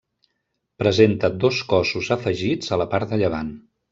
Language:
Catalan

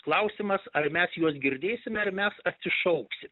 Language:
Lithuanian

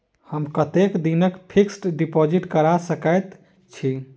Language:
Maithili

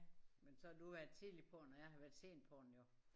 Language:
Danish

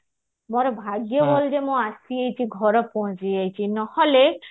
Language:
Odia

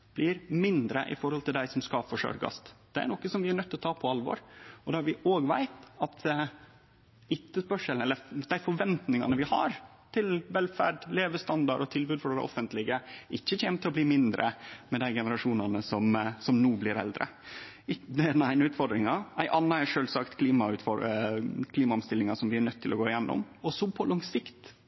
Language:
Norwegian Nynorsk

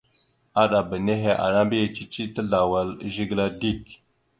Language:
Mada (Cameroon)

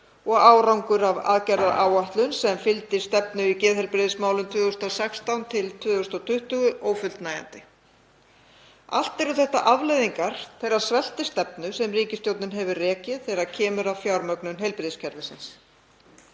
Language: Icelandic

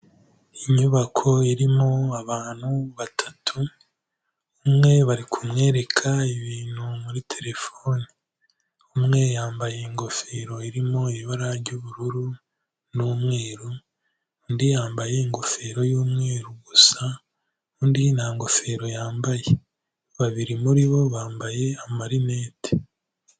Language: Kinyarwanda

